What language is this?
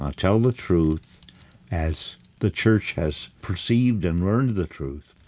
English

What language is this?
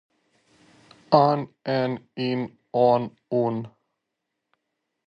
Serbian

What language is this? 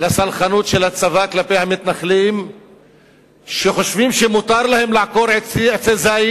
Hebrew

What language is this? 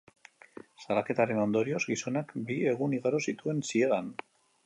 Basque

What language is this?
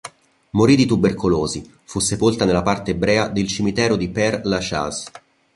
Italian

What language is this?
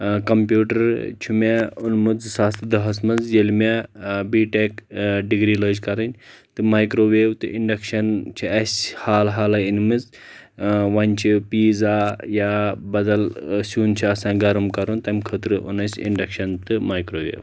Kashmiri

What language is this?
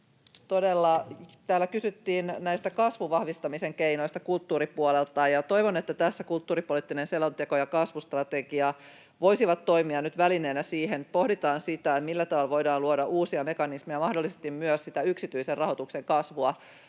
Finnish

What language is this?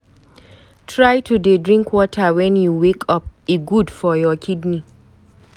Nigerian Pidgin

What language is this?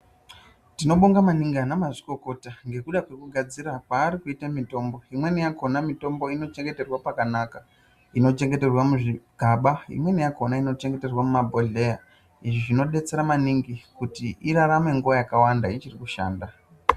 Ndau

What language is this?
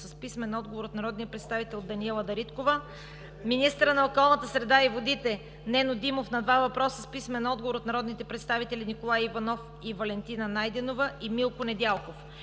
Bulgarian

